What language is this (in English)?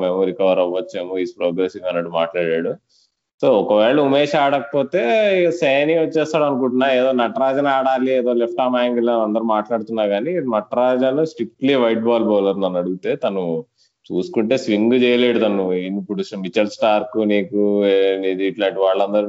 Telugu